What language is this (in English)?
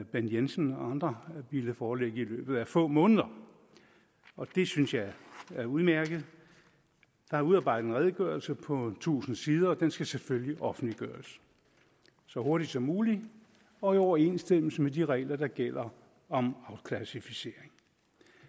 Danish